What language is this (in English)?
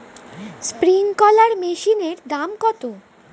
Bangla